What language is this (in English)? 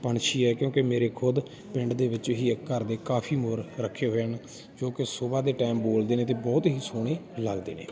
Punjabi